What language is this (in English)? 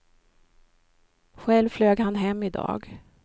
Swedish